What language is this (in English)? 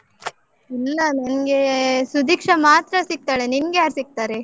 Kannada